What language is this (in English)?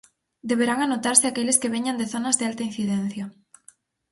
Galician